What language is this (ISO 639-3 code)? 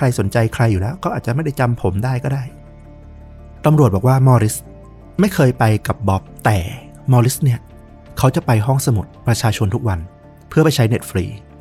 tha